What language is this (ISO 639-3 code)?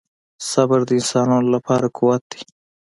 pus